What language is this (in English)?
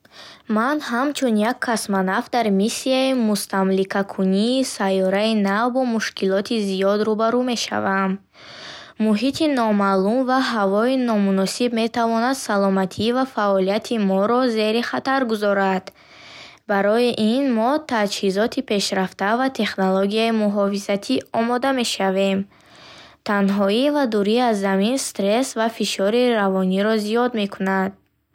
Bukharic